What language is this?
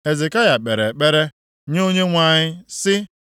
Igbo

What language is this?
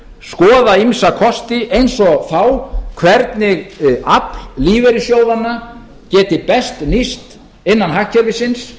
Icelandic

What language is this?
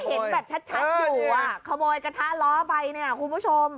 Thai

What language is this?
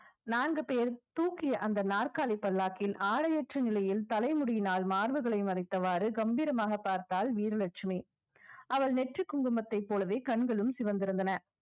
Tamil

